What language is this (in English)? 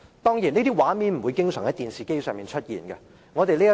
Cantonese